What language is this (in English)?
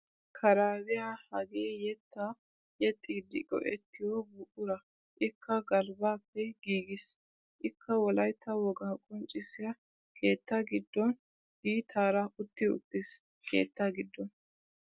Wolaytta